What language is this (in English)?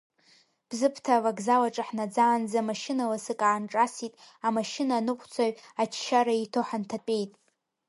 Abkhazian